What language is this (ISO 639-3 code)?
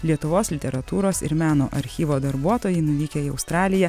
lit